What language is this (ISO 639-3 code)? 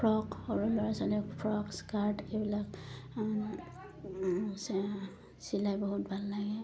asm